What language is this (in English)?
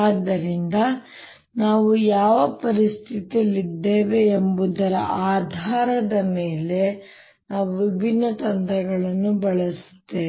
Kannada